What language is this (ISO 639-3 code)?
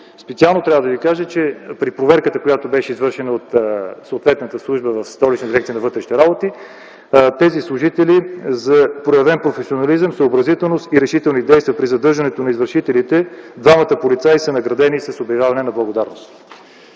bul